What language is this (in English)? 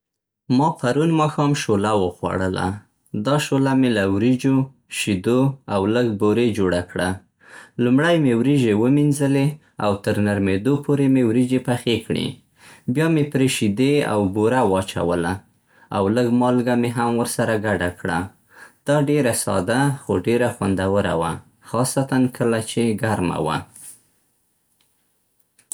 Central Pashto